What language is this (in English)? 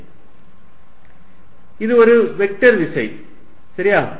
Tamil